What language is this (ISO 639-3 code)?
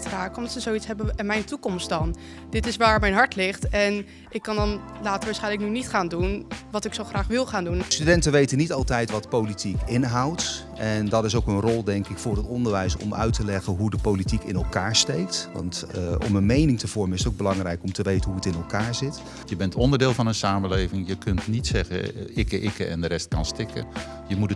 nld